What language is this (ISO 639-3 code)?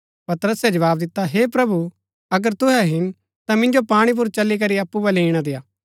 gbk